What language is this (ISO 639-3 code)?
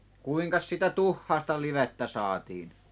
fin